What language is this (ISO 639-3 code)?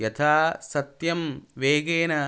san